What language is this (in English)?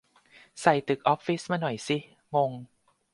Thai